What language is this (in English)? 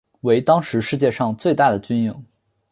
Chinese